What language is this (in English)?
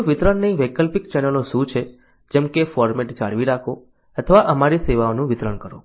Gujarati